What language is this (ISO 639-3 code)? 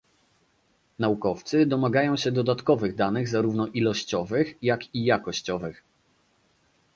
pol